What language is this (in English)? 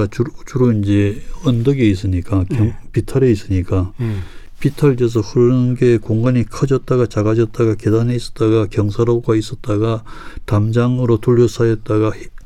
Korean